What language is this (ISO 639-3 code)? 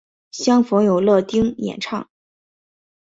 zho